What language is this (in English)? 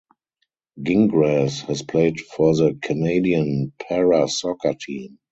English